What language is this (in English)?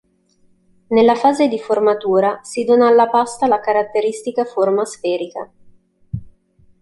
Italian